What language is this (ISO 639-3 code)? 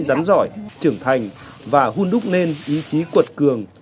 vie